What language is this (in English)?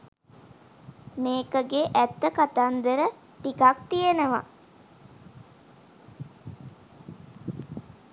Sinhala